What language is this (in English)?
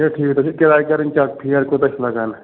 Kashmiri